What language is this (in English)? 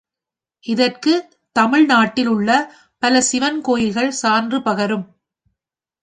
Tamil